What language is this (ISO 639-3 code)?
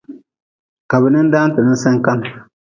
nmz